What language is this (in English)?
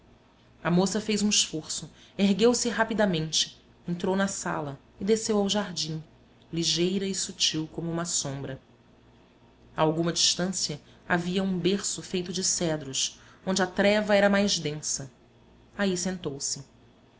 Portuguese